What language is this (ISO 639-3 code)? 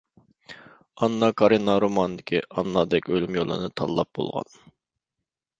uig